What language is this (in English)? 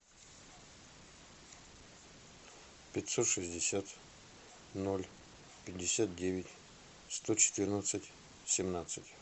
Russian